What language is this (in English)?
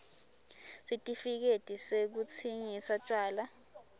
Swati